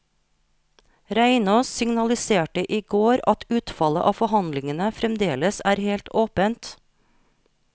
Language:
Norwegian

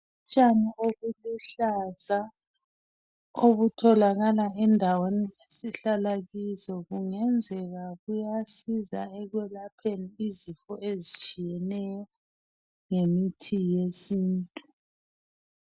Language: North Ndebele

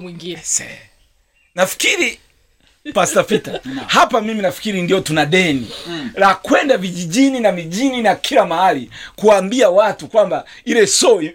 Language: Swahili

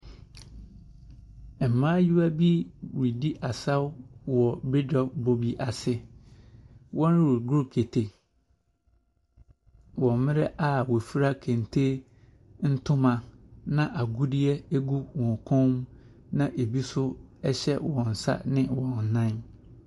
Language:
Akan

